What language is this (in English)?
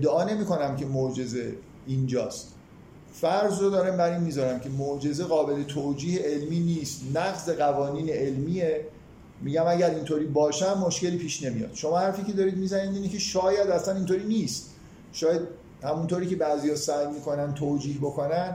Persian